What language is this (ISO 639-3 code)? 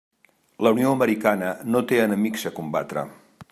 cat